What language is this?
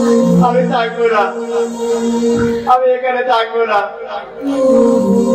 Arabic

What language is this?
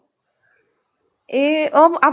Assamese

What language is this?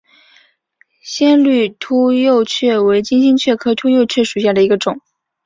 Chinese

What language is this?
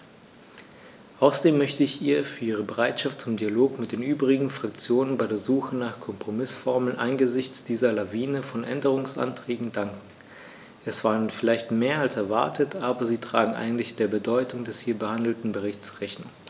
German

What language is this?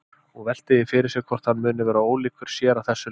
Icelandic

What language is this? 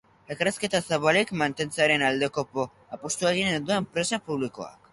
Basque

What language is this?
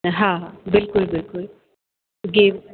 Sindhi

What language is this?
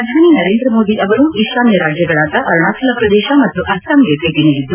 Kannada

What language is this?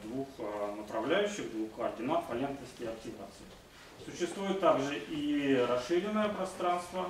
Russian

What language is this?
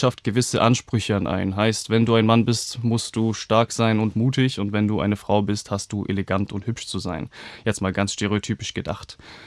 German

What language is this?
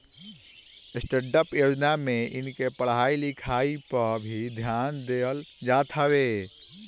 Bhojpuri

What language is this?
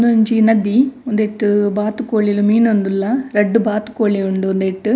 Tulu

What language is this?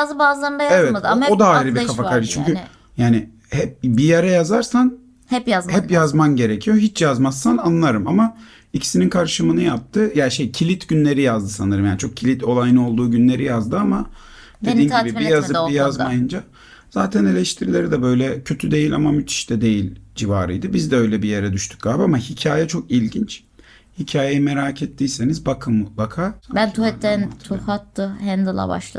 Turkish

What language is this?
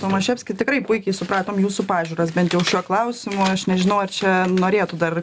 Lithuanian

